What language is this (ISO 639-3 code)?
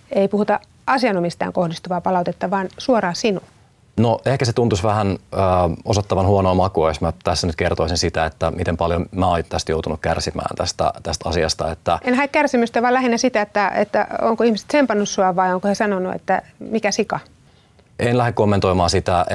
fin